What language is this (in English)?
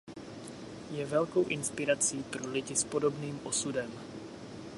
Czech